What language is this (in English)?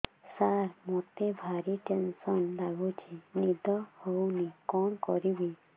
Odia